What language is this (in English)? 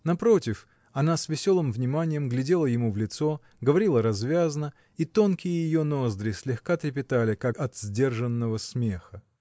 Russian